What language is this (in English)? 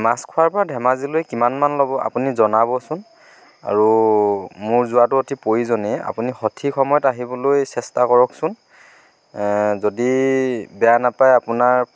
Assamese